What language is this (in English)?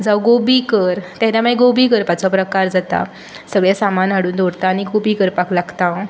Konkani